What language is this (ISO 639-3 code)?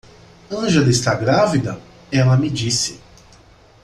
por